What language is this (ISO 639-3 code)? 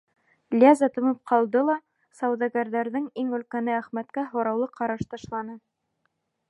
bak